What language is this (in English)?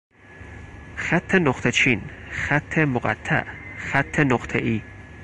Persian